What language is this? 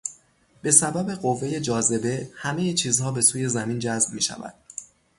Persian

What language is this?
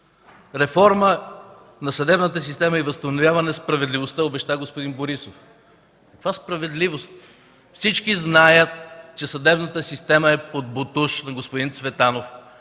Bulgarian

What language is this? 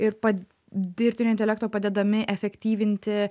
Lithuanian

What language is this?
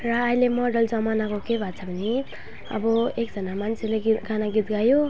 Nepali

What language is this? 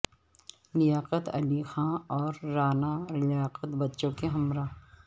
Urdu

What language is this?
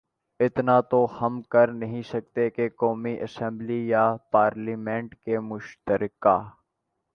Urdu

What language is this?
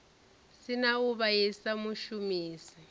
Venda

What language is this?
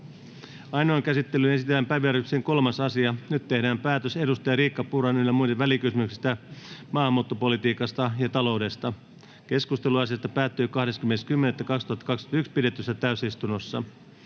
Finnish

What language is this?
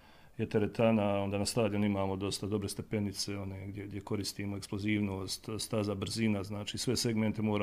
Croatian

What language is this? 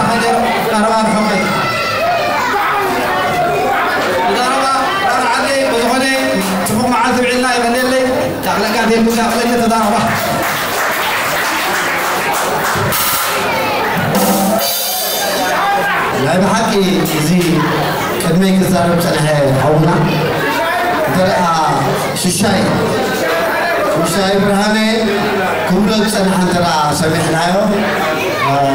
Arabic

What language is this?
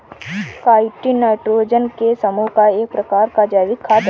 Hindi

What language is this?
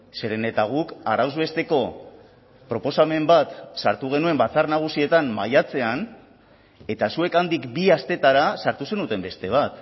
Basque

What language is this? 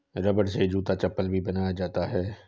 Hindi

